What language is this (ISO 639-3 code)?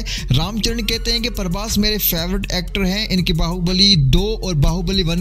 hin